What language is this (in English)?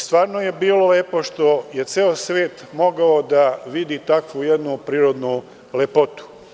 Serbian